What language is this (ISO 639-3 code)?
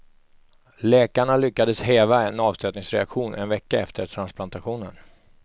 swe